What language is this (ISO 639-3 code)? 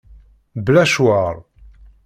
kab